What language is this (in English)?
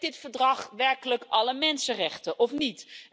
Dutch